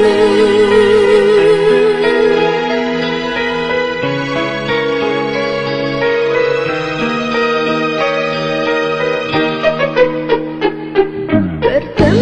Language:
Indonesian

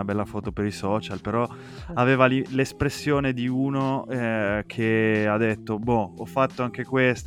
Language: Italian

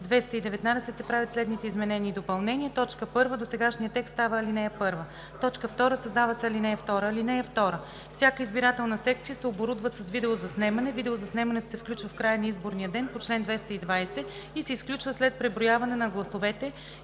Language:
Bulgarian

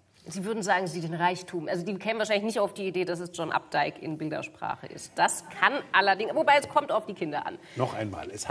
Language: German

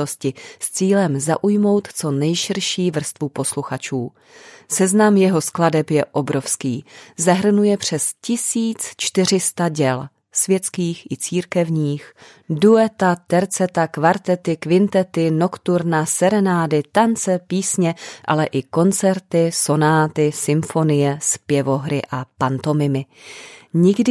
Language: Czech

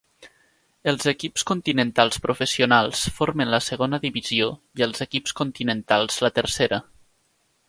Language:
Catalan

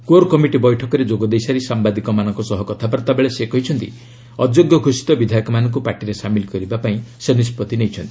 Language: Odia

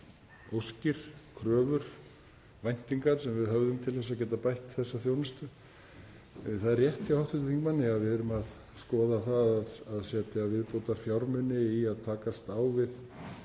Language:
Icelandic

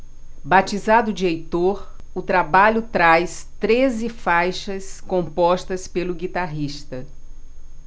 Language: Portuguese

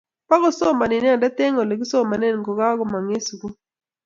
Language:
Kalenjin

